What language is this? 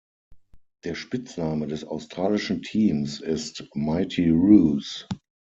German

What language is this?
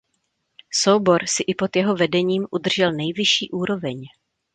Czech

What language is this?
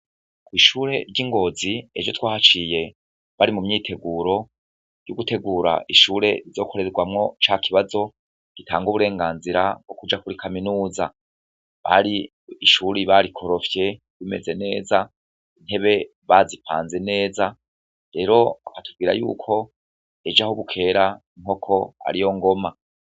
Rundi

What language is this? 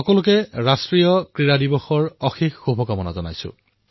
Assamese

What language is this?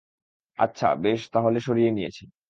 Bangla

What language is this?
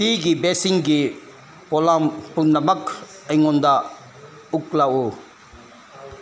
Manipuri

